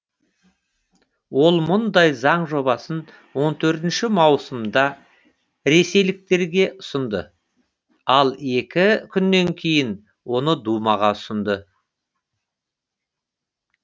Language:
Kazakh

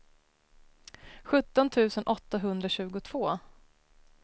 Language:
Swedish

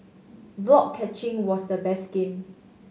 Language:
English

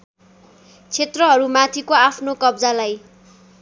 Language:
Nepali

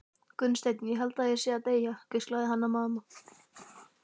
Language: Icelandic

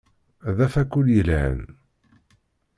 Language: Kabyle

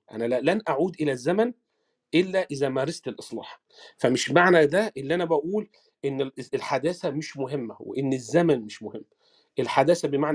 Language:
Arabic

